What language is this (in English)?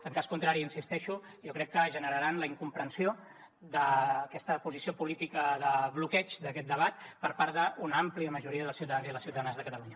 Catalan